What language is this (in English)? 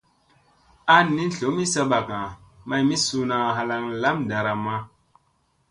Musey